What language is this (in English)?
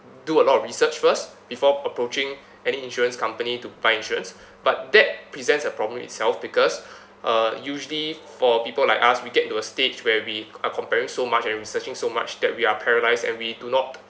English